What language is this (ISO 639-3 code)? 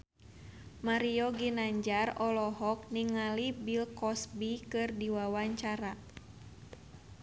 sun